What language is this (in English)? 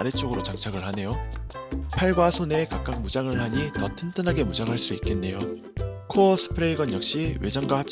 Korean